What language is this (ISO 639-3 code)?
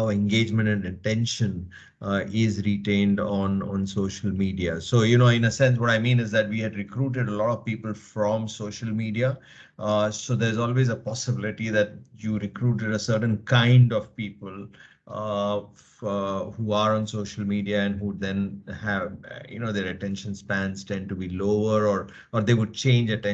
eng